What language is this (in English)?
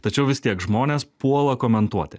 Lithuanian